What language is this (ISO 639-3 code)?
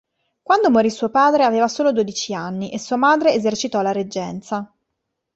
ita